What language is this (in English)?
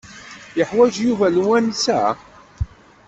Kabyle